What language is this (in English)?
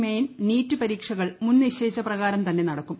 Malayalam